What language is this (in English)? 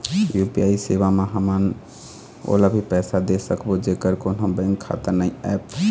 Chhattisgarhi